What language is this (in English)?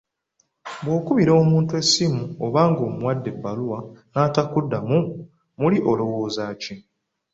Ganda